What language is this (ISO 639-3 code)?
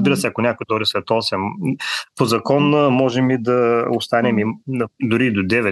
bul